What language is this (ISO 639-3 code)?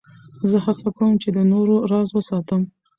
pus